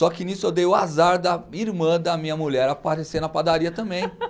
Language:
Portuguese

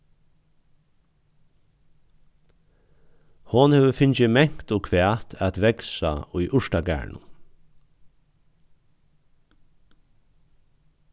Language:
Faroese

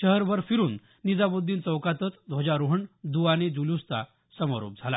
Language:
Marathi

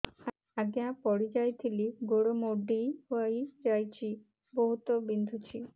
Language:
Odia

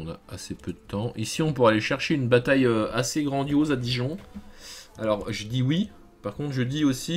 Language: French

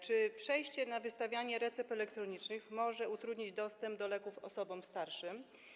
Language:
Polish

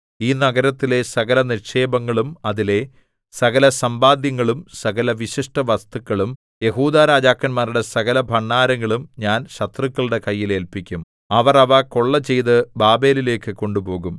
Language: Malayalam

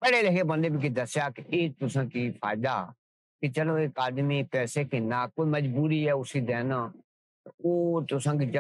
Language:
Urdu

